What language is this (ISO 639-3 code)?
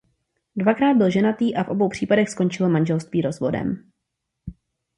ces